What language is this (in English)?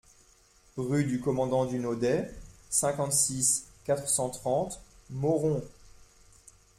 French